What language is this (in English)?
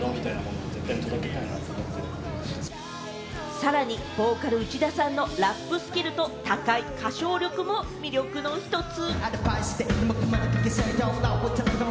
Japanese